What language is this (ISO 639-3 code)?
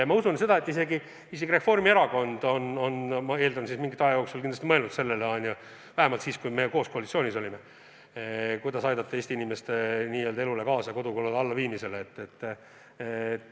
est